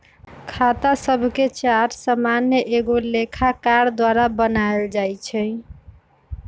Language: Magahi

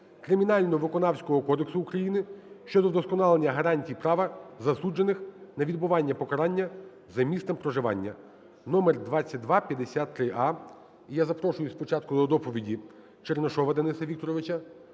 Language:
Ukrainian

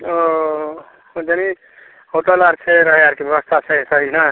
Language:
Maithili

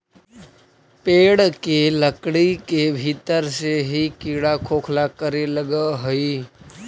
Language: Magahi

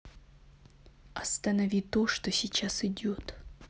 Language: Russian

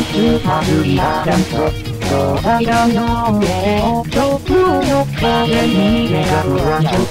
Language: Thai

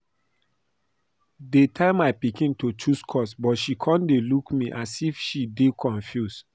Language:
Nigerian Pidgin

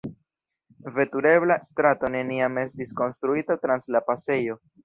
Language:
Esperanto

